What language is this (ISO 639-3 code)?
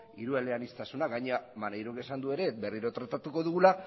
eus